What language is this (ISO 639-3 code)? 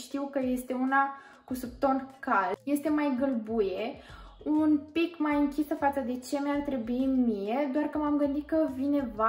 ron